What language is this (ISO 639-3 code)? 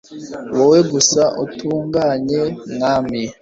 kin